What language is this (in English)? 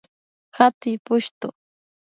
Imbabura Highland Quichua